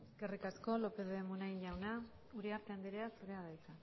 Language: Basque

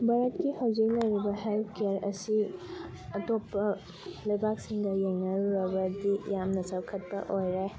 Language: Manipuri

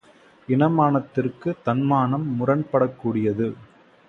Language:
Tamil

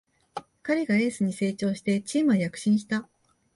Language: Japanese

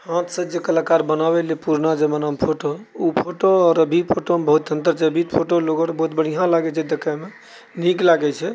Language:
Maithili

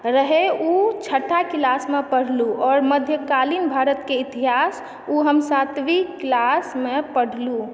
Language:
Maithili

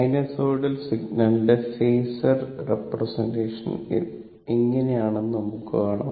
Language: Malayalam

